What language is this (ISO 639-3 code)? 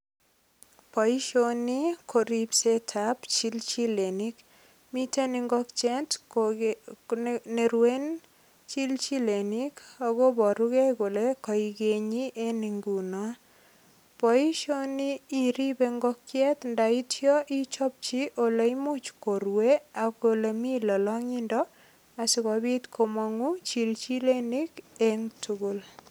kln